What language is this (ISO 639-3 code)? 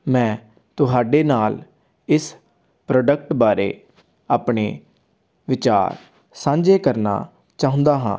pan